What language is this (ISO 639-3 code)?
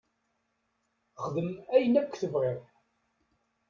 kab